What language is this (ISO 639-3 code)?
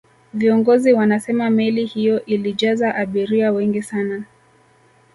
swa